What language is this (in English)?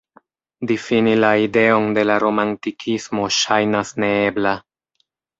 Esperanto